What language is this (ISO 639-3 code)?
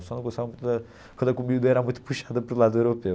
por